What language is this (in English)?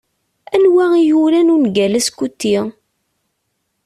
Kabyle